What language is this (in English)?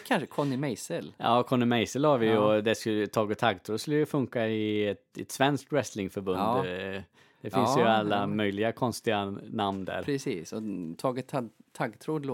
Swedish